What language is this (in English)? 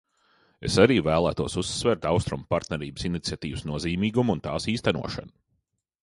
Latvian